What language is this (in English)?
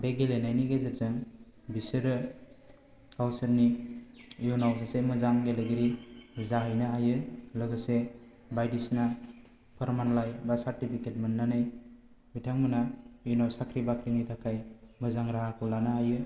Bodo